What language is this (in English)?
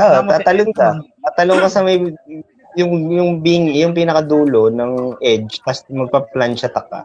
Filipino